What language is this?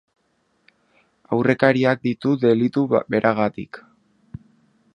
Basque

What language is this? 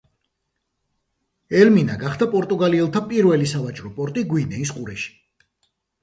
Georgian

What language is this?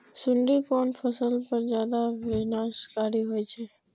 Maithili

